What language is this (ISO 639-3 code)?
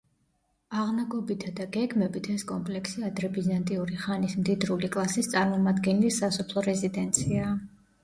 kat